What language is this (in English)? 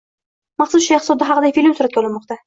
Uzbek